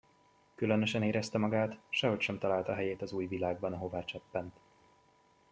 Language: Hungarian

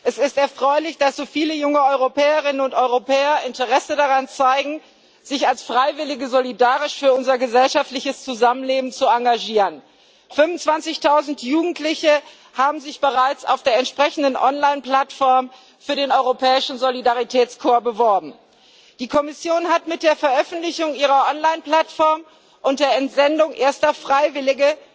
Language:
German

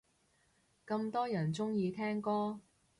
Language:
Cantonese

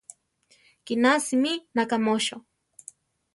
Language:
Central Tarahumara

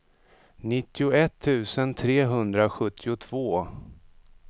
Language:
Swedish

